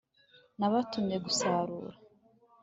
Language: Kinyarwanda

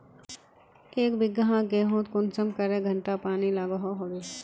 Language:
Magahi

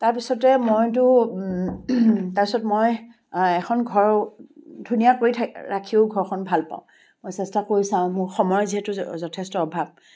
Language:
Assamese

